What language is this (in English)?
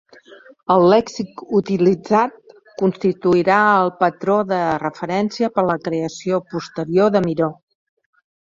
Catalan